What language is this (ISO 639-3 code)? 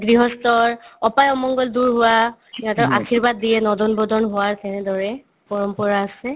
asm